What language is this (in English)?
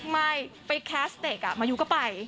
Thai